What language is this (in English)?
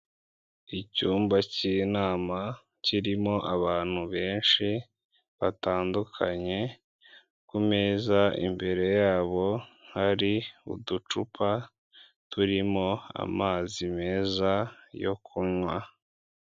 Kinyarwanda